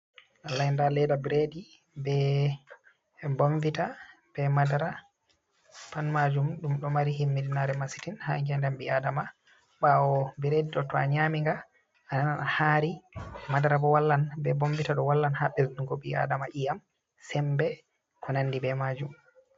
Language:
Fula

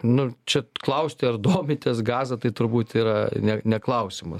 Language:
Lithuanian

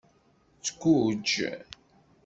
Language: Kabyle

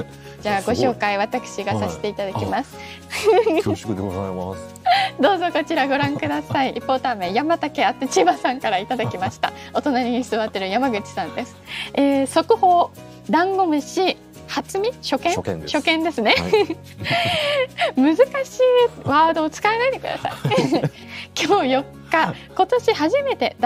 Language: Japanese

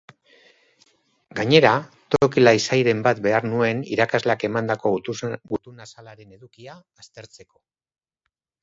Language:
Basque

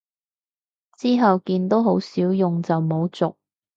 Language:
Cantonese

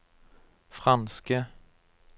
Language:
Norwegian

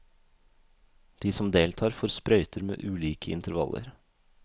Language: Norwegian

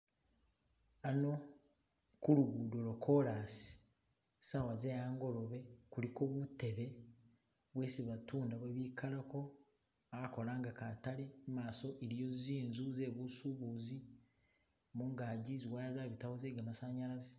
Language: Masaaba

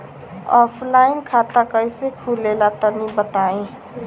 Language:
Bhojpuri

